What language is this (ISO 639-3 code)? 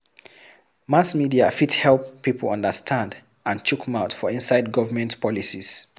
pcm